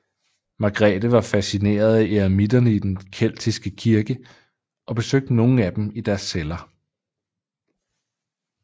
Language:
Danish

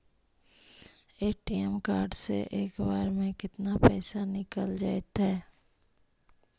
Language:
Magahi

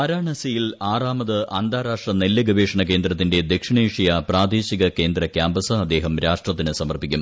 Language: Malayalam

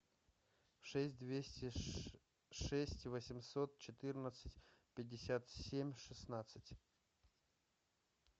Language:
Russian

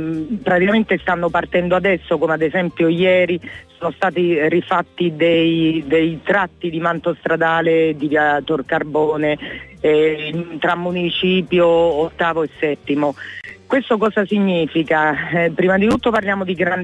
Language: Italian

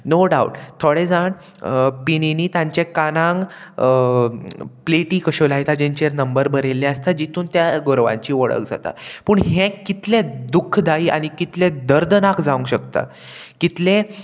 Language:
Konkani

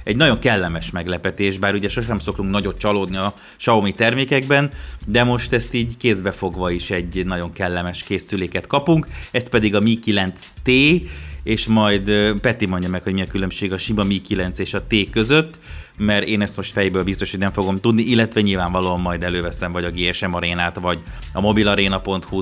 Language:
Hungarian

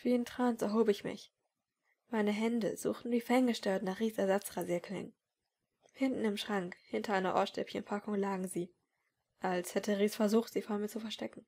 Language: German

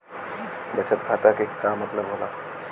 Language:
Bhojpuri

